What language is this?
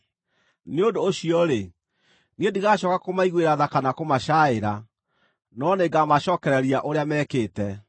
Kikuyu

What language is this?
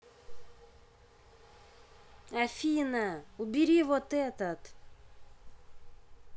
Russian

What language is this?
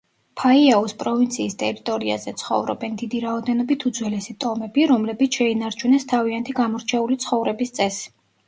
Georgian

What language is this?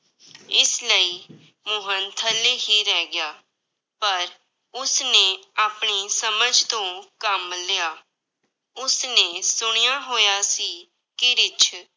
Punjabi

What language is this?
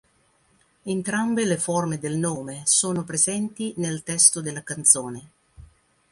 Italian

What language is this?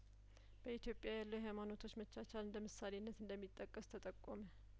Amharic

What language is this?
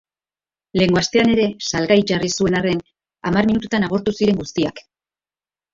Basque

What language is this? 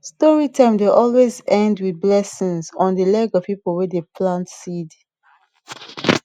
Nigerian Pidgin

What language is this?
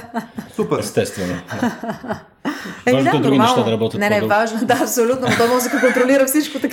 Bulgarian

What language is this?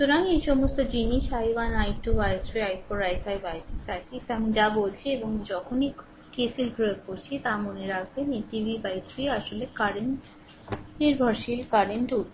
Bangla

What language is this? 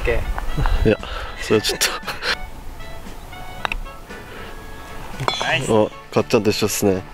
Japanese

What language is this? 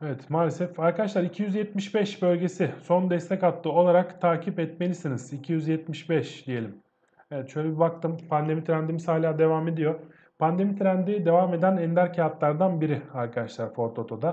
Turkish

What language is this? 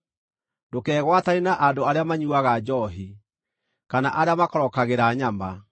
Kikuyu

